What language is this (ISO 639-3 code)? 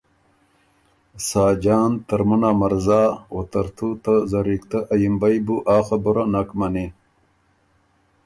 oru